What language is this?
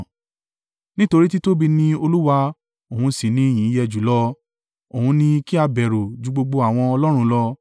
Yoruba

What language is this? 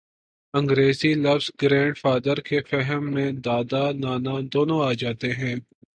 Urdu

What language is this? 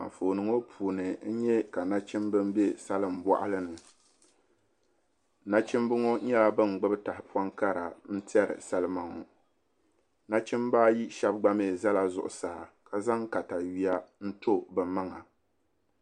Dagbani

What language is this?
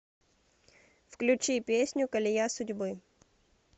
Russian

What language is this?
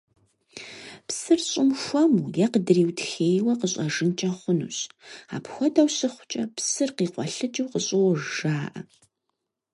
Kabardian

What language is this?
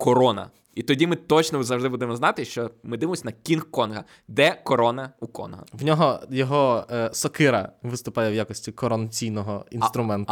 Ukrainian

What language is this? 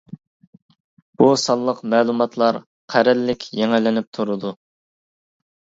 Uyghur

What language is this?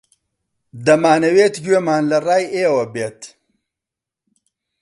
Central Kurdish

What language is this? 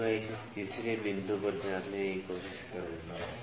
Hindi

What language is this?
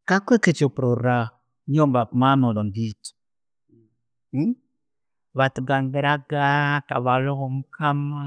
Tooro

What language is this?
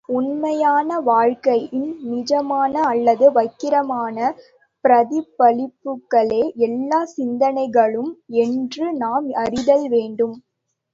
Tamil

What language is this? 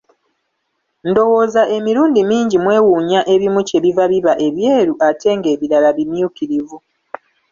Ganda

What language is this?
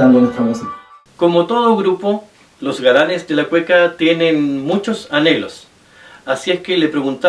Spanish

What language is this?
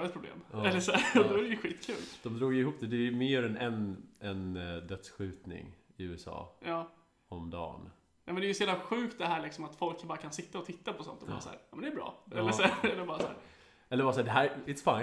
Swedish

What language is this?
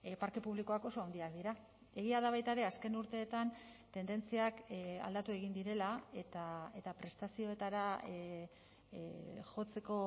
Basque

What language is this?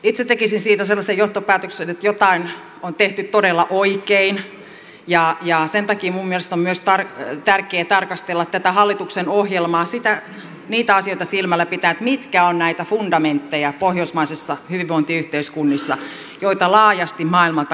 Finnish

